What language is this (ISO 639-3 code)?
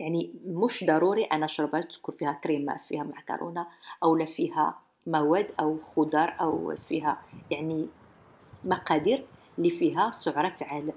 ara